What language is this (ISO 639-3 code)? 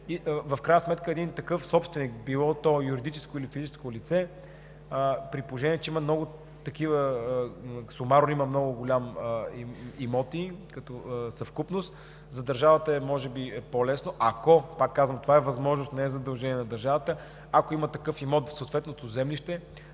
bul